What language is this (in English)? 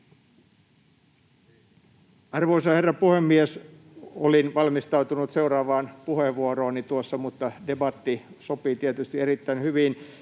Finnish